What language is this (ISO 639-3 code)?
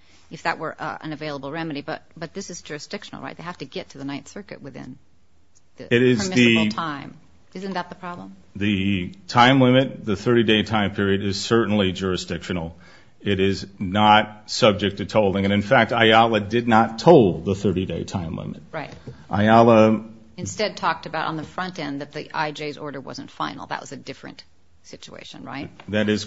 eng